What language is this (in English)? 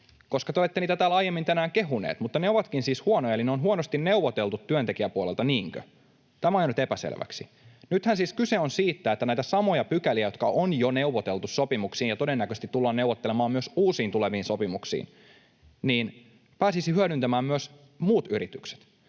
Finnish